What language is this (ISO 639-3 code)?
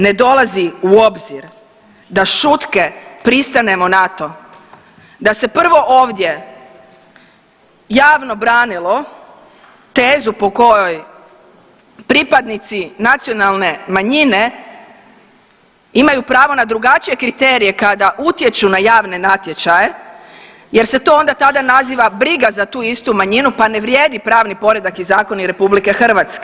hrv